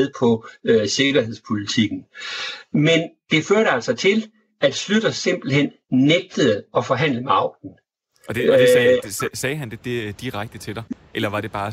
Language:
Danish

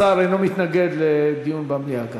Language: Hebrew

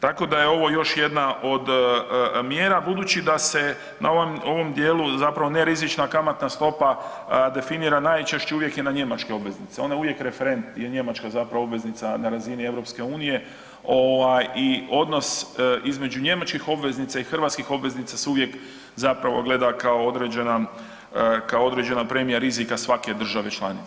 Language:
Croatian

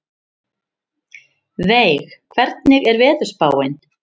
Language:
Icelandic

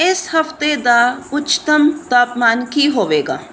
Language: Punjabi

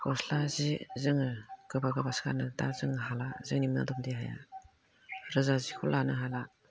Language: Bodo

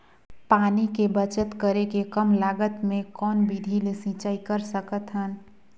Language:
Chhattisgarhi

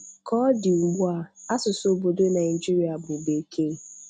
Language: Igbo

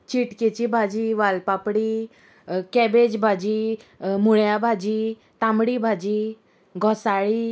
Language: Konkani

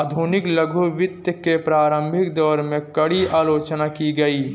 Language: Hindi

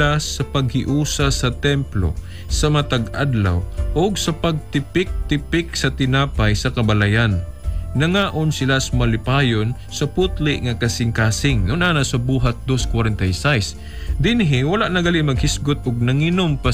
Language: Filipino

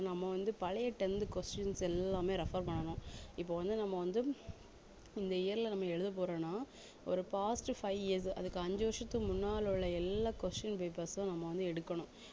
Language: Tamil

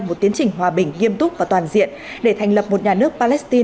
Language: Vietnamese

